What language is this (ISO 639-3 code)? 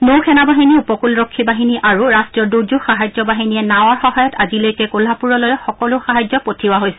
asm